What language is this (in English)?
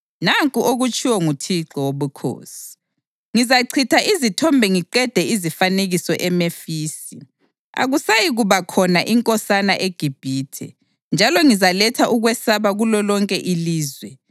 North Ndebele